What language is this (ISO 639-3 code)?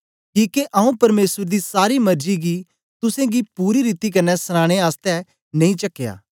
doi